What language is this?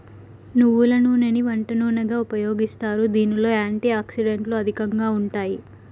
Telugu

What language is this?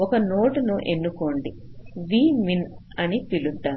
Telugu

